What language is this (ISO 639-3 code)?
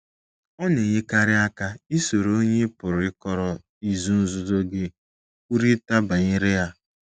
ibo